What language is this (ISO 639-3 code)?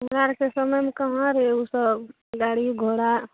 mai